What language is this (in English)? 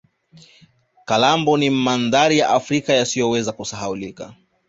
Swahili